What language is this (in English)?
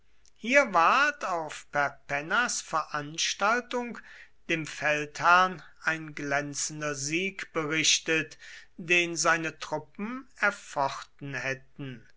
German